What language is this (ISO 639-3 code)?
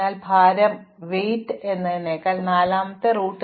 mal